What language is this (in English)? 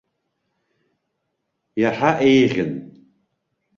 Abkhazian